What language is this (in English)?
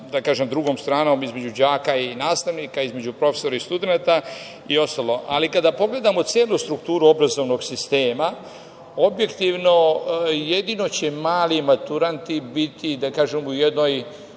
Serbian